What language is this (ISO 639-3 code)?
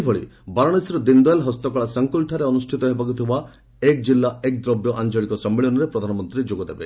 ori